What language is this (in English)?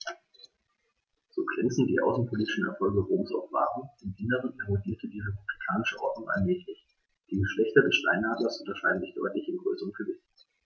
German